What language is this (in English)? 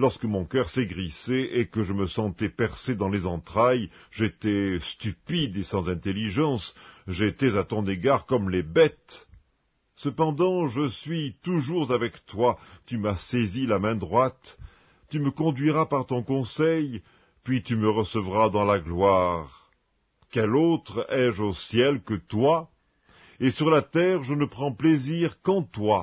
French